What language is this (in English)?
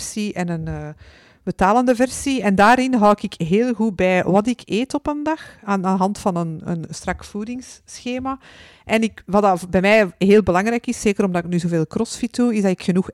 Dutch